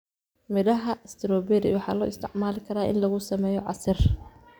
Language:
Somali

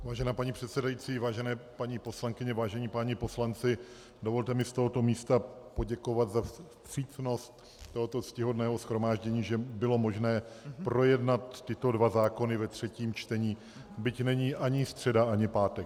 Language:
Czech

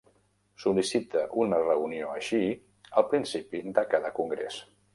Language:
Catalan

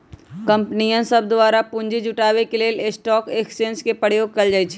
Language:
Magahi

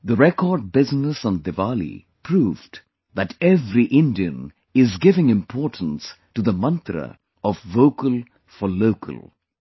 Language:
English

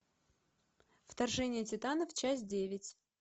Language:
Russian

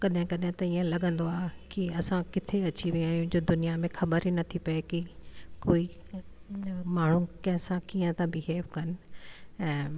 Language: Sindhi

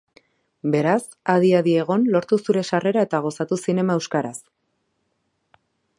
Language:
Basque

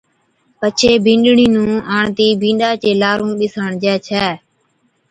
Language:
Od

